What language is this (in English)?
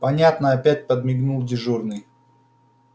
Russian